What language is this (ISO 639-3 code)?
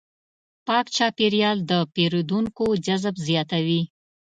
pus